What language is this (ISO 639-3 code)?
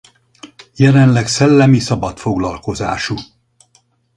hun